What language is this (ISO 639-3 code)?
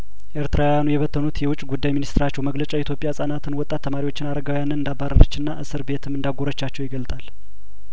amh